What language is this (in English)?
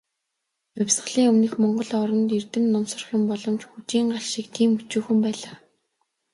Mongolian